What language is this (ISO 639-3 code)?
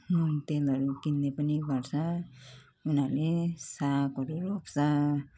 nep